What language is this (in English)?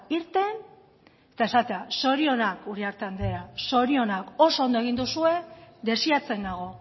Basque